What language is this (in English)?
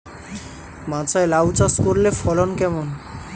Bangla